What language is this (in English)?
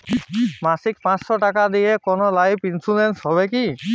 Bangla